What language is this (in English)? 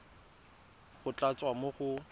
Tswana